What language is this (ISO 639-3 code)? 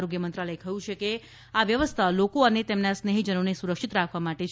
guj